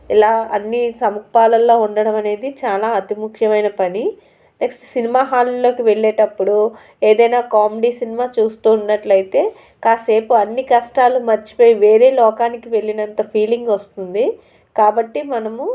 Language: Telugu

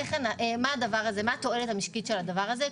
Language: Hebrew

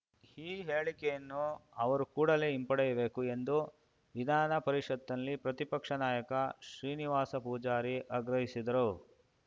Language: Kannada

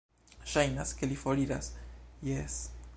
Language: Esperanto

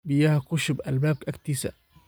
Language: Somali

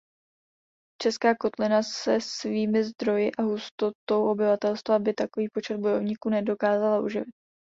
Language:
Czech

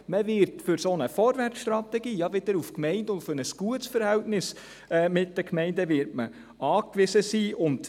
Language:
Swiss German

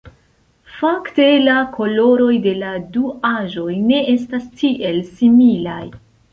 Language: Esperanto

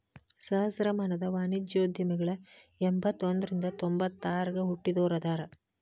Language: Kannada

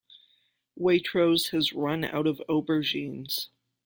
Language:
English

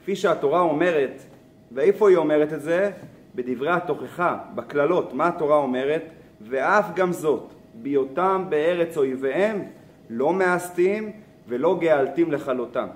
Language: Hebrew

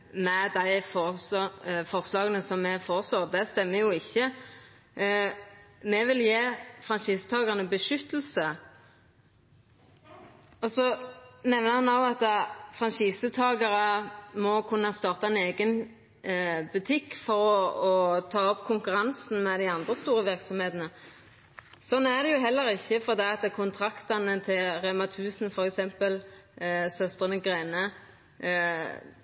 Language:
Norwegian Nynorsk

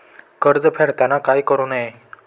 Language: Marathi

